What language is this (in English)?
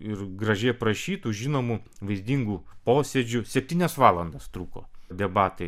Lithuanian